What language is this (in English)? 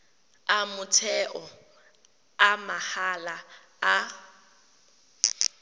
Tswana